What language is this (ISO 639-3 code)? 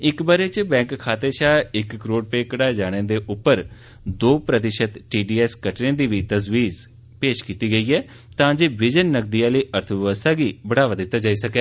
doi